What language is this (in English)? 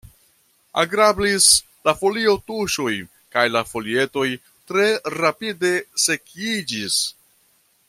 Esperanto